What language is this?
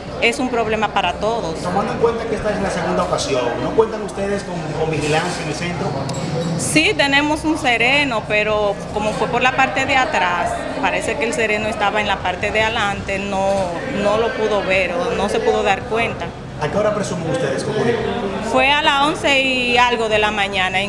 Spanish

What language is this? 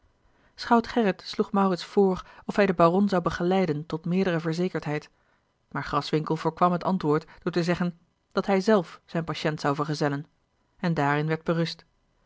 Dutch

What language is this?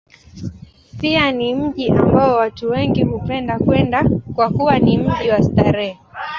Swahili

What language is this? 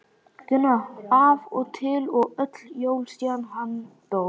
Icelandic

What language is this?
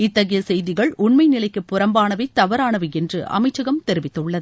Tamil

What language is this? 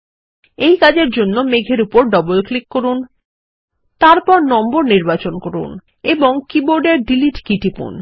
Bangla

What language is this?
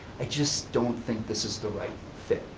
English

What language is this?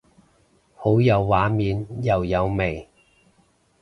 Cantonese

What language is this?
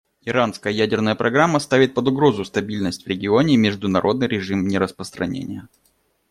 Russian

